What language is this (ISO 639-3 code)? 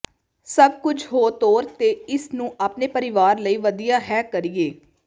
pan